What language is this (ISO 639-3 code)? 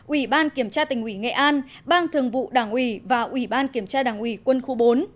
vie